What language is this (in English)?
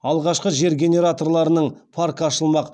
Kazakh